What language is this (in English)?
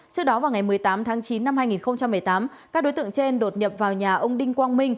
Vietnamese